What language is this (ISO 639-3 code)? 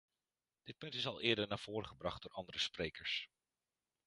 nld